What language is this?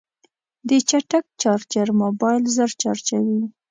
Pashto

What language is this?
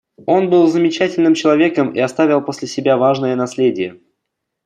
Russian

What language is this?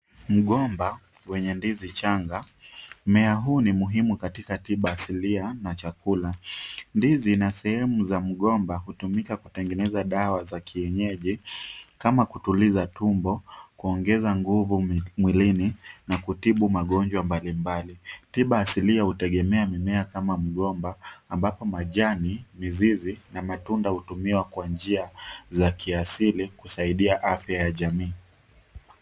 Swahili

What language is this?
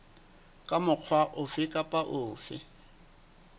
Southern Sotho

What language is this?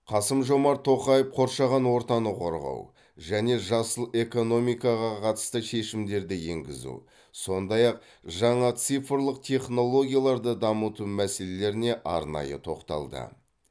Kazakh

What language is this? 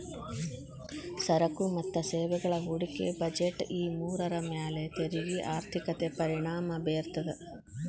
Kannada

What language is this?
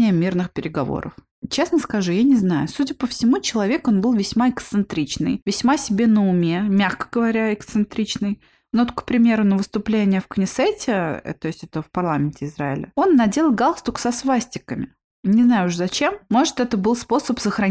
Russian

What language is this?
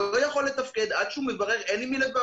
Hebrew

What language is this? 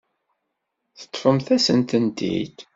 Kabyle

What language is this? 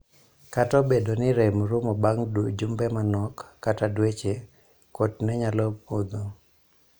Luo (Kenya and Tanzania)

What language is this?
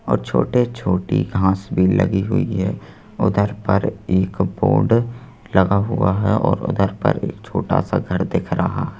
Hindi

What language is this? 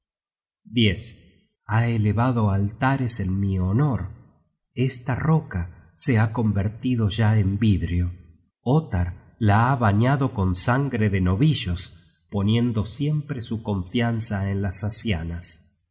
Spanish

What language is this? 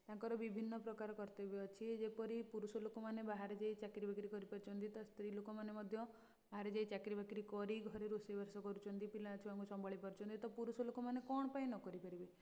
Odia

